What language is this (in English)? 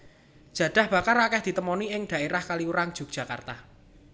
Javanese